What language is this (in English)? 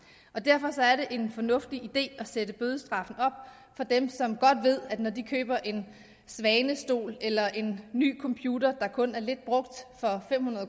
Danish